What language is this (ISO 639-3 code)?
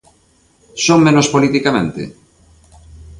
glg